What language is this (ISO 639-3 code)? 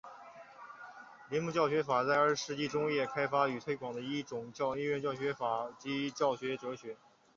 zho